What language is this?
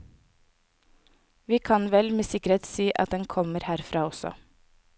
Norwegian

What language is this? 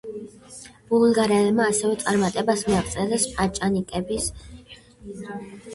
Georgian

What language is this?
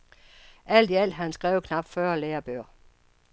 Danish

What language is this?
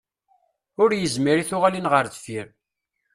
Kabyle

